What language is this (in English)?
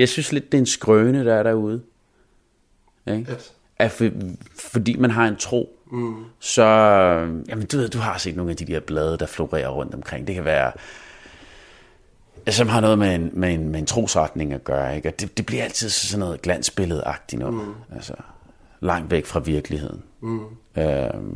Danish